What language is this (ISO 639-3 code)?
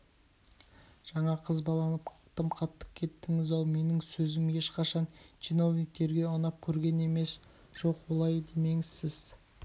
kaz